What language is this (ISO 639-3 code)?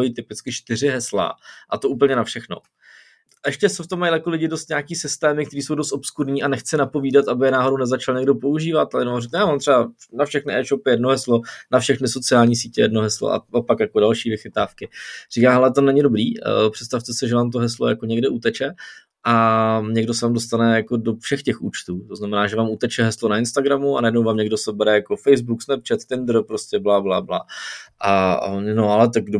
ces